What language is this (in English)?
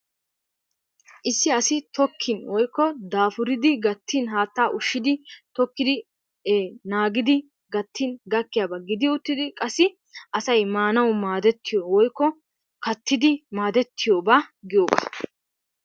Wolaytta